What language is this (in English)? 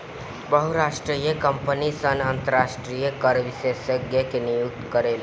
Bhojpuri